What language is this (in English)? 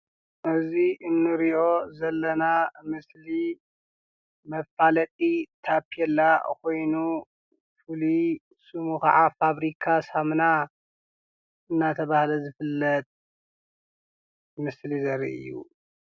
Tigrinya